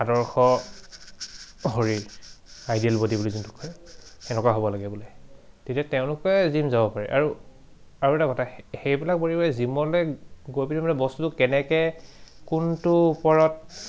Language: Assamese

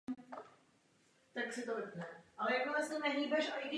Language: Czech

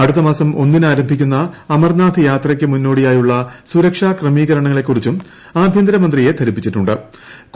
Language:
Malayalam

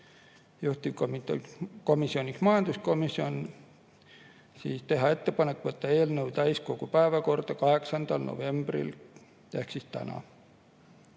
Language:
Estonian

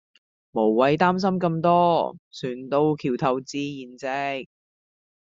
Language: Cantonese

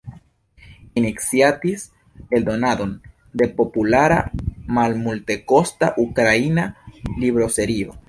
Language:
Esperanto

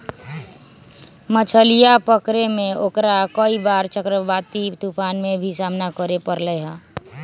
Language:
Magahi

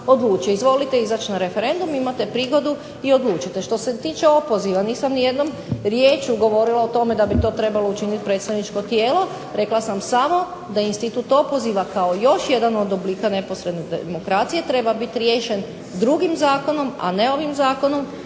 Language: Croatian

